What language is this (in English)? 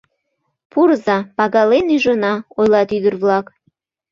Mari